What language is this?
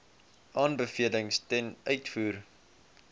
Afrikaans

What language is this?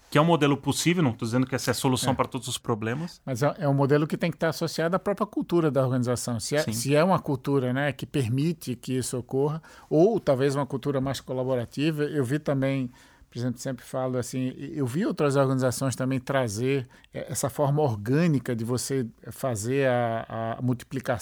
Portuguese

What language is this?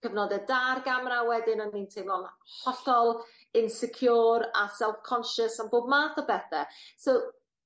Welsh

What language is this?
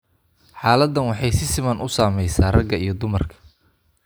Somali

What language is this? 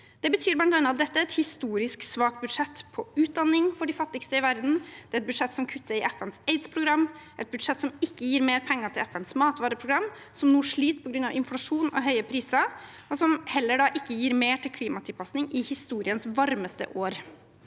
Norwegian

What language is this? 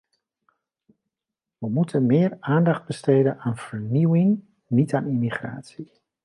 Dutch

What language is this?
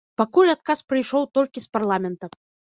Belarusian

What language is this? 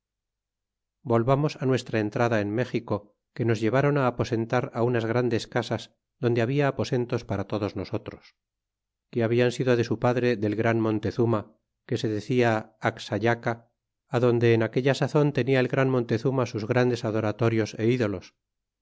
Spanish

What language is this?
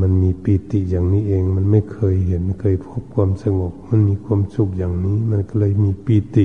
Thai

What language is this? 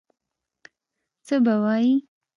Pashto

